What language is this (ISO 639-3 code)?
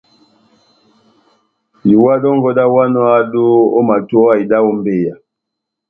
bnm